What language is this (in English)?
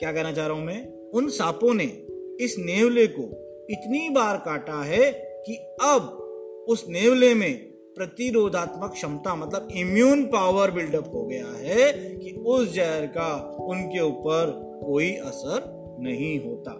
Hindi